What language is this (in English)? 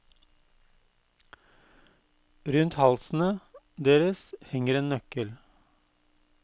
Norwegian